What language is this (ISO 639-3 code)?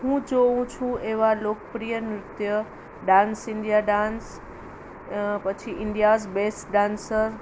guj